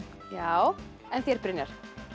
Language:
Icelandic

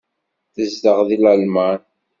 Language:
Kabyle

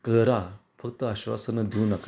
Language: Marathi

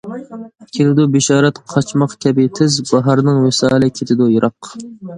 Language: Uyghur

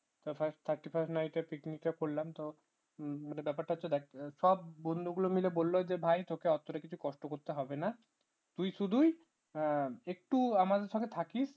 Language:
Bangla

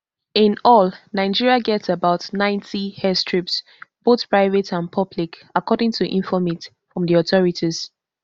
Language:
Nigerian Pidgin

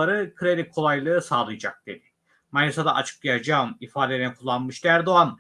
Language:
Turkish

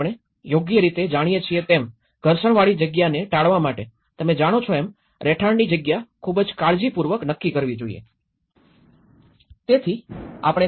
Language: Gujarati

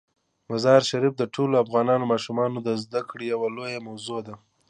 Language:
Pashto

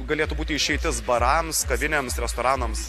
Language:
Lithuanian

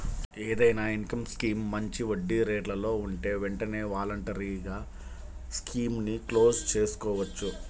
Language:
Telugu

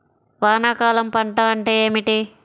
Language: Telugu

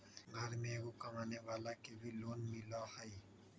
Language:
Magahi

